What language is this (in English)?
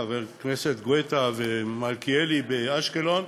Hebrew